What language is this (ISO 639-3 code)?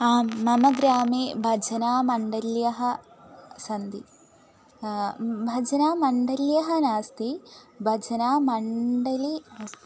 san